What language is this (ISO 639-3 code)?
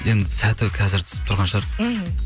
kaz